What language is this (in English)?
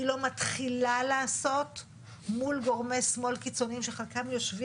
Hebrew